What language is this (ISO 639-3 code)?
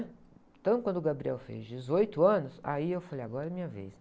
por